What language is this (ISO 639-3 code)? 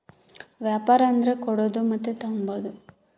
kan